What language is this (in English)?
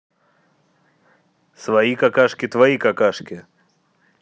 Russian